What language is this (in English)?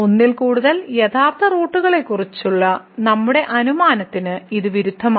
Malayalam